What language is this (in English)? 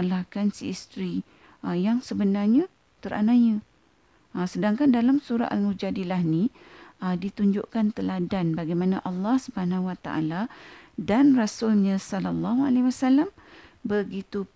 Malay